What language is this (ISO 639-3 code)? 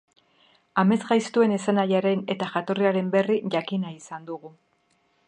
eus